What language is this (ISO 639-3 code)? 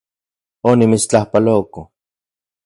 ncx